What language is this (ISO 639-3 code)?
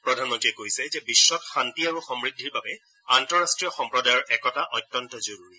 asm